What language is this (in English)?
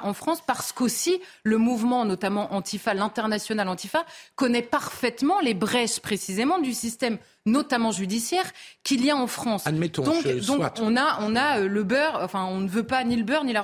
French